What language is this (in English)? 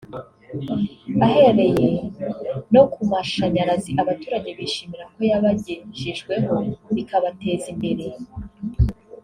Kinyarwanda